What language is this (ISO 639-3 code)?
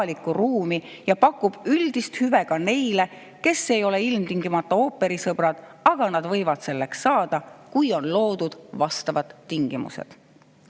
est